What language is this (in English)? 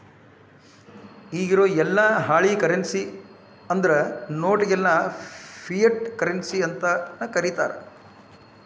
Kannada